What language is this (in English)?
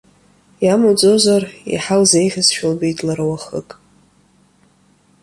Abkhazian